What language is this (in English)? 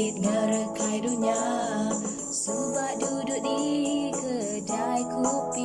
Vietnamese